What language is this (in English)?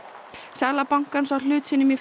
Icelandic